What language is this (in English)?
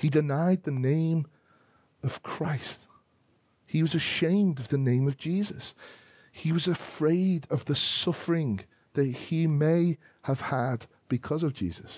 English